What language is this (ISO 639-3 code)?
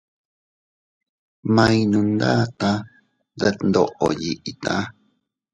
cut